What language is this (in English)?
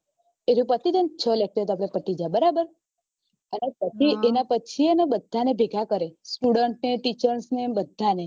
Gujarati